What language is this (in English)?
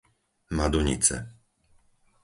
Slovak